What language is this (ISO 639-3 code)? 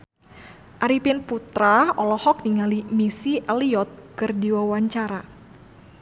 sun